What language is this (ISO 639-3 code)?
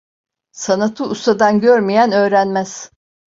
tur